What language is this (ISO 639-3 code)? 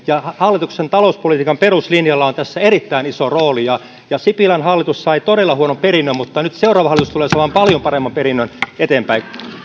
fin